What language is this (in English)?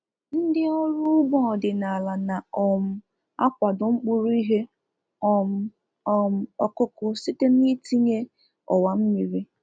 Igbo